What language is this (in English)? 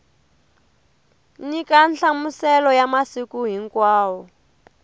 Tsonga